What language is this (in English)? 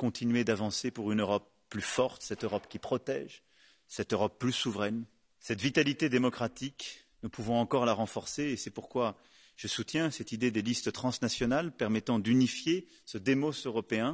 French